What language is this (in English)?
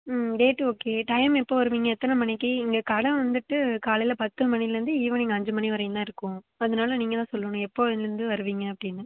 Tamil